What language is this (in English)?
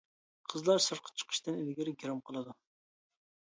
Uyghur